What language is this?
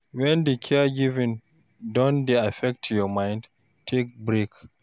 Nigerian Pidgin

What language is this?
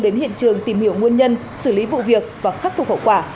Vietnamese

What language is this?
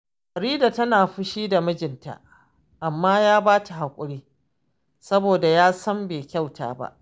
Hausa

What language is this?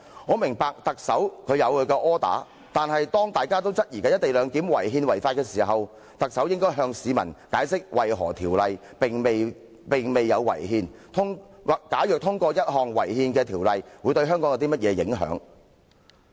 Cantonese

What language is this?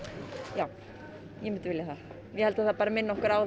Icelandic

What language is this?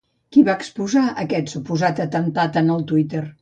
Catalan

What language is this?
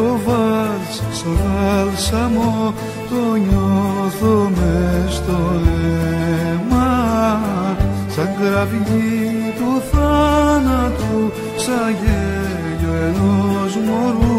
Greek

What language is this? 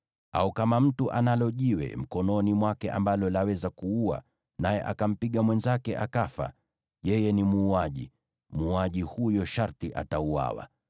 Swahili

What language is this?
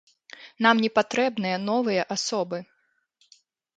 Belarusian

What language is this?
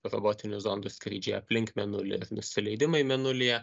Lithuanian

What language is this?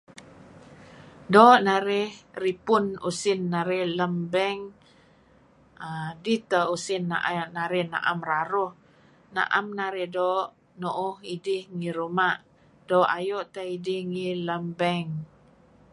Kelabit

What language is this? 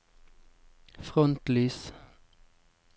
Norwegian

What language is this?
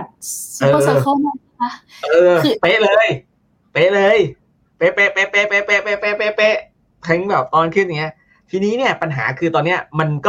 Thai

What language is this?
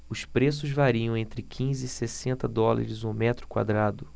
Portuguese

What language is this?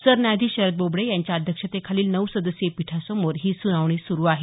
Marathi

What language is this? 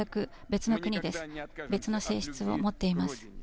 Japanese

